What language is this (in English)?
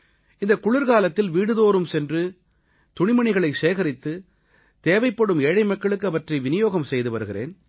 Tamil